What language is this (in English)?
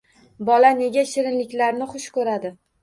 Uzbek